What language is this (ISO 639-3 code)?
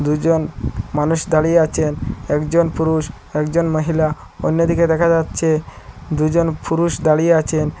ben